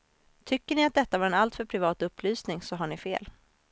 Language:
Swedish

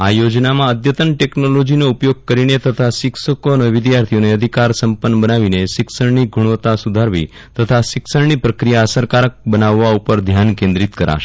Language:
Gujarati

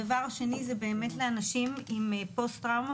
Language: Hebrew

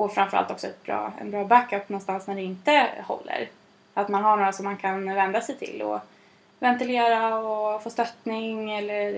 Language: Swedish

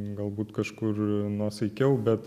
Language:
Lithuanian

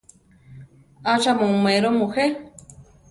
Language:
Central Tarahumara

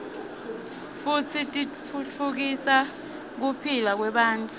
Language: Swati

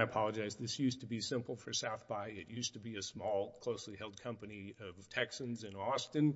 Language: English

